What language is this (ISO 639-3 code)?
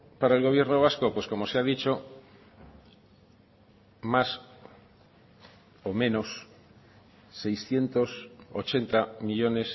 spa